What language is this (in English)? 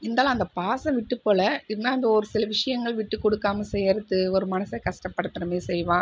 Tamil